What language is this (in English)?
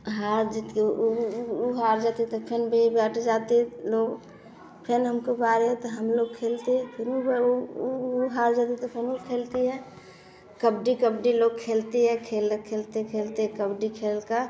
Hindi